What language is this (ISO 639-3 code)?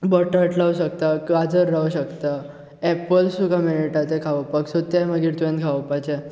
kok